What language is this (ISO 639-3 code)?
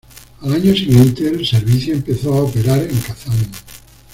spa